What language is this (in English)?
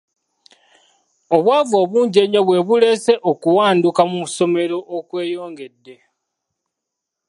Ganda